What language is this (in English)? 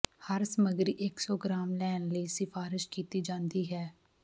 Punjabi